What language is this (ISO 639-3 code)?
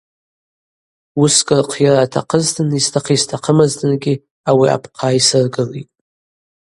abq